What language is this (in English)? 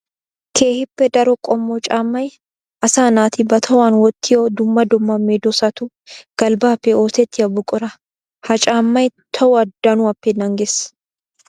Wolaytta